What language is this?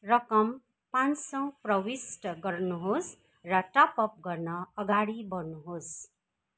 Nepali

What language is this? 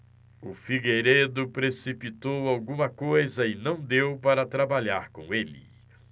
Portuguese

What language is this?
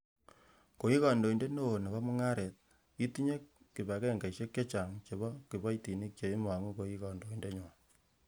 Kalenjin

